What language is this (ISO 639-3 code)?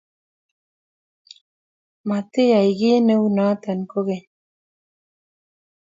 kln